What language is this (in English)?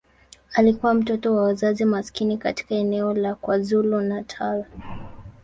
Swahili